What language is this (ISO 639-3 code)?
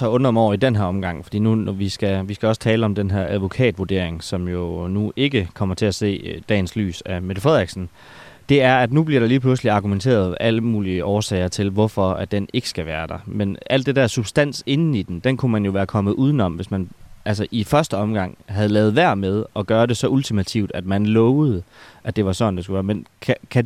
dan